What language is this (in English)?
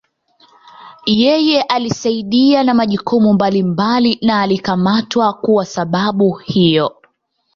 Swahili